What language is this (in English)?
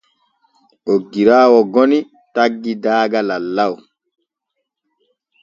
Borgu Fulfulde